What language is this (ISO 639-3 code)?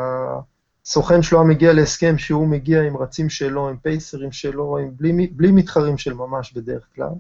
heb